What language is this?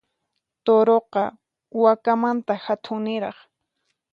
Puno Quechua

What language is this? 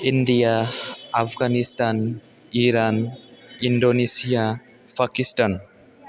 Bodo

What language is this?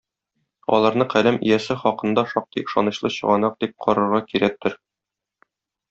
Tatar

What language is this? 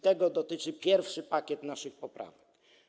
Polish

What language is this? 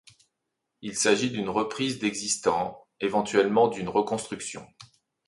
French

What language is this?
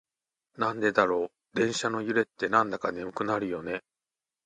Japanese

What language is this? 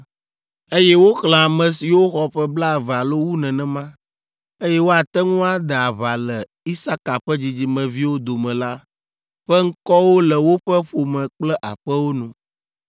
Ewe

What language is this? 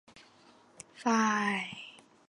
Chinese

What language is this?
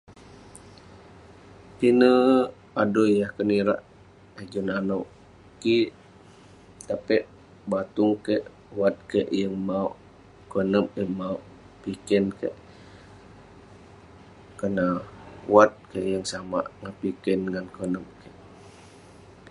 Western Penan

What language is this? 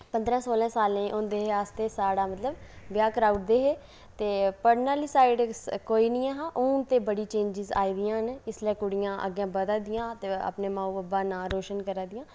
Dogri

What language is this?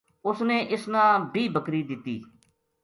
Gujari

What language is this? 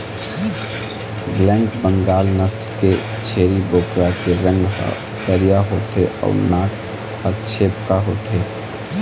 Chhattisgarhi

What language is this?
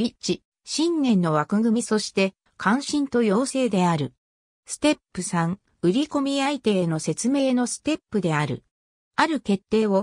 Japanese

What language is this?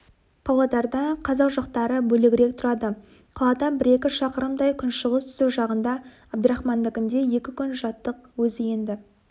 Kazakh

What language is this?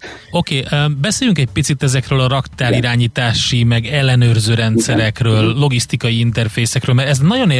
Hungarian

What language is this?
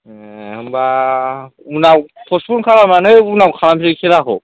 Bodo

